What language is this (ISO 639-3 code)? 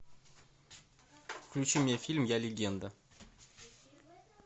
rus